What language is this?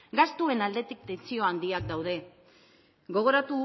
Basque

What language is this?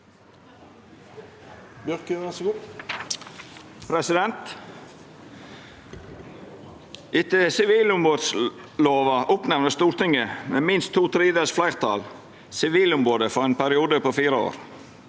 Norwegian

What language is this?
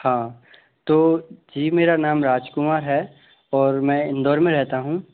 Hindi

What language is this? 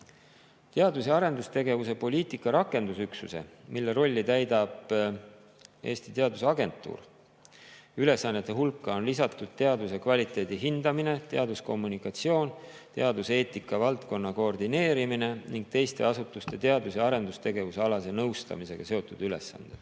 Estonian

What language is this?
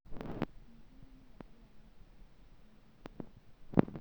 Masai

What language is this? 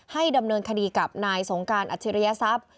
Thai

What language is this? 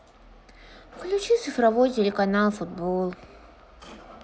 Russian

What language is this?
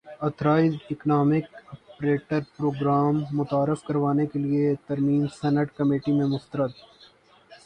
Urdu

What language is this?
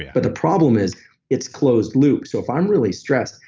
English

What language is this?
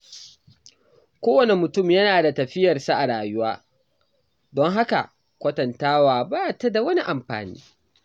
Hausa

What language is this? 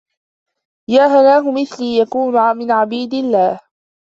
Arabic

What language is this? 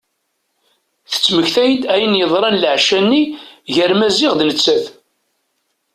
Kabyle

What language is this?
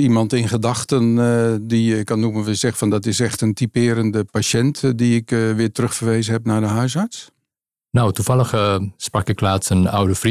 Dutch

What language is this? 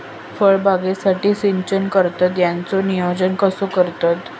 Marathi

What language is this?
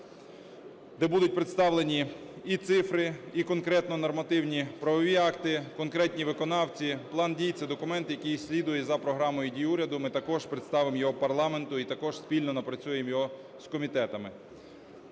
Ukrainian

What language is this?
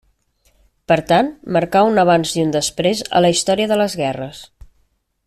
Catalan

